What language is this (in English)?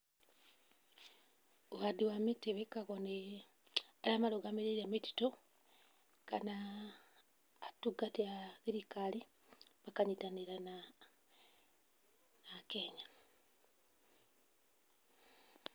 Kikuyu